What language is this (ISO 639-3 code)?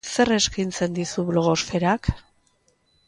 eus